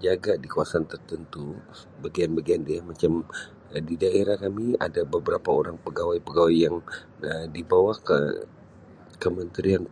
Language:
Sabah Malay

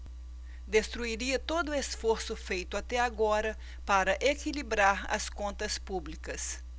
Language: Portuguese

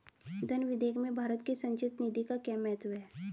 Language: Hindi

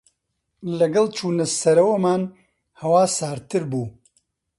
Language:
Central Kurdish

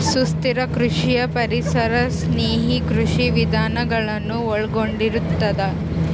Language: Kannada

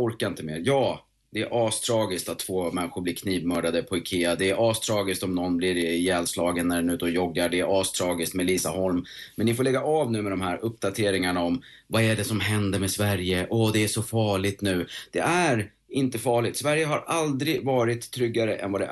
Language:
Swedish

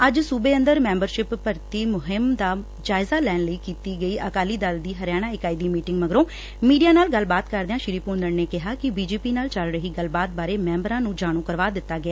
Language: Punjabi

